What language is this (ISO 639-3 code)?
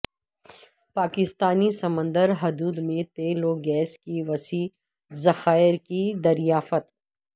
urd